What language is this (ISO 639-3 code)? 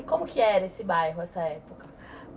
por